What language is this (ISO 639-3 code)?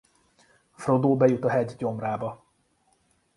hun